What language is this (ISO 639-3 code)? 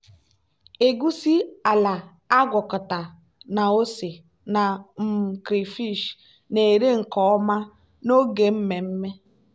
ibo